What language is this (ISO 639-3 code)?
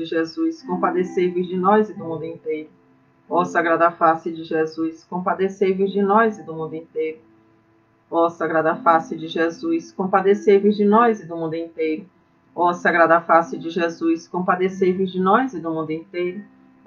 por